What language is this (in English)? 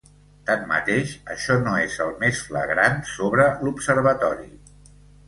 Catalan